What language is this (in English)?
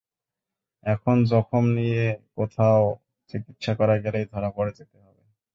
Bangla